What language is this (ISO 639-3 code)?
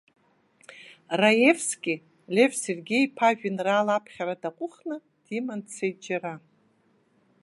abk